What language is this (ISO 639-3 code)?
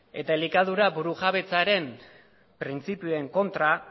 eus